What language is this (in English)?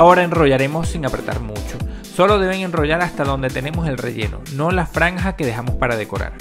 Spanish